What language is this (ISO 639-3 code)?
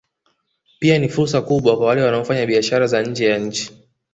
swa